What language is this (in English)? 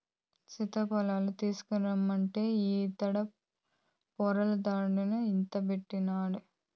Telugu